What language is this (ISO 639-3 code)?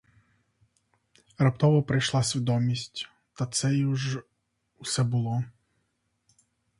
ukr